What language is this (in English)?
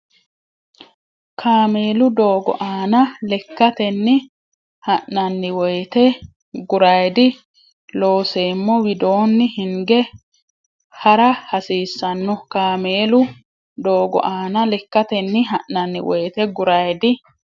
Sidamo